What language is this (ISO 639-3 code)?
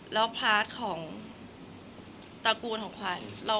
tha